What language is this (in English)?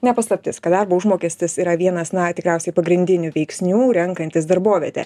Lithuanian